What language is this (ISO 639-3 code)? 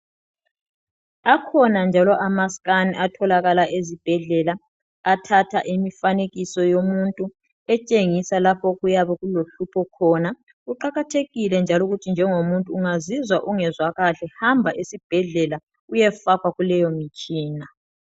nde